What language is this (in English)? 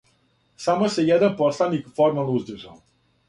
Serbian